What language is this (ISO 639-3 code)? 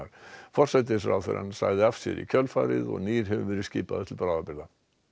isl